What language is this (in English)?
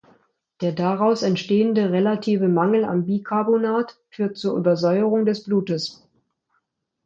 German